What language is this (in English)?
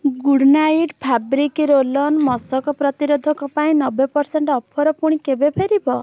Odia